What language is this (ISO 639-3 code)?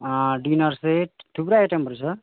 nep